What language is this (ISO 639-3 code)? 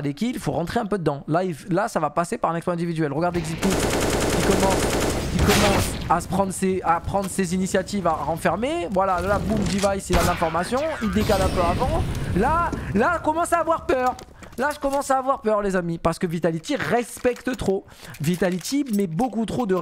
fra